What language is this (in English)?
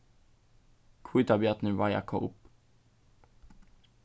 Faroese